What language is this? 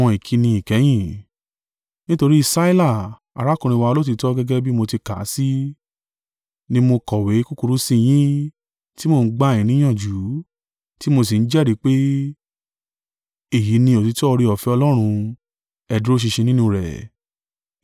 Yoruba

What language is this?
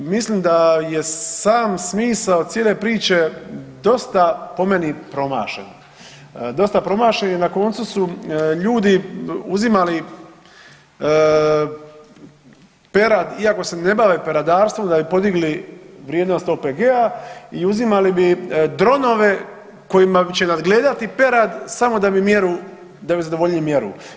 Croatian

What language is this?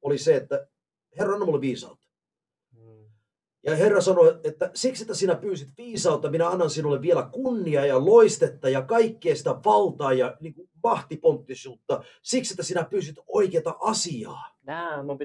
Finnish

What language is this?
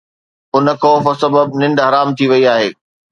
Sindhi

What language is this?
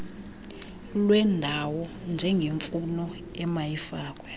Xhosa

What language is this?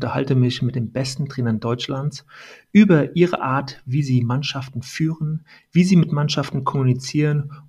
German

